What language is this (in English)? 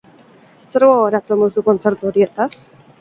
Basque